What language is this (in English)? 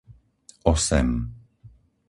Slovak